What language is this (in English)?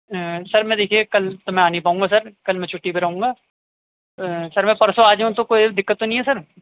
Urdu